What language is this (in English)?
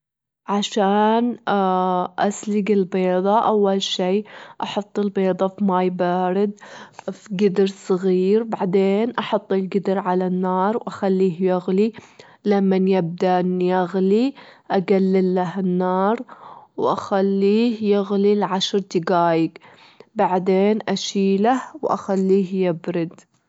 Gulf Arabic